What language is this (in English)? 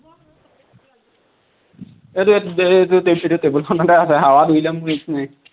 Assamese